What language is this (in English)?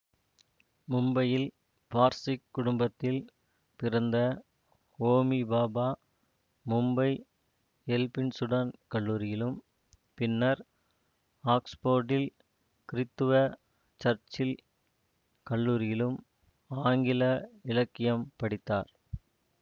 Tamil